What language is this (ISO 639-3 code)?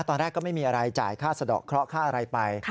tha